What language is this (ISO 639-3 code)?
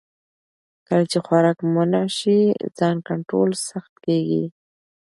pus